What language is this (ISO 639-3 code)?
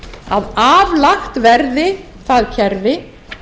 isl